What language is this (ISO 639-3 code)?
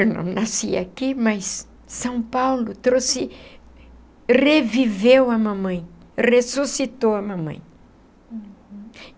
por